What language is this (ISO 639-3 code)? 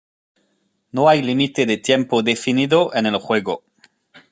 spa